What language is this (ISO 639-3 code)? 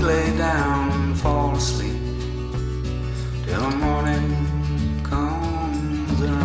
ell